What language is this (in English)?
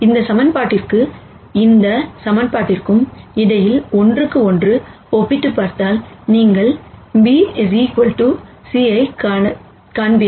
Tamil